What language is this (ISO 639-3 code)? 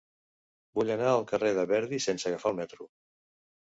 cat